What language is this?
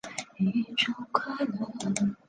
Chinese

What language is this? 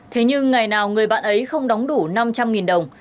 Vietnamese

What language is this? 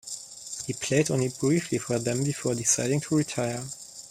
English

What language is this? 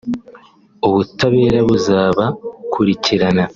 Kinyarwanda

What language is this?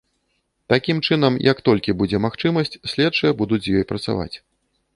Belarusian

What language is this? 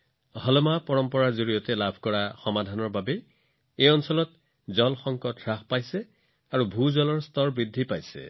Assamese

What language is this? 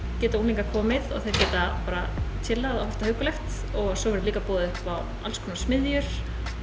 Icelandic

